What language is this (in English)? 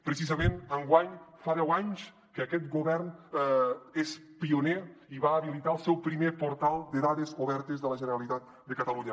Catalan